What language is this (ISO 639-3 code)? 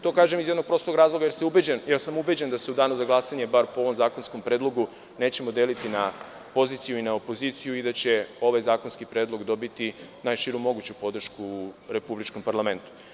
srp